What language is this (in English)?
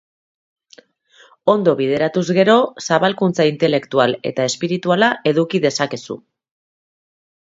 Basque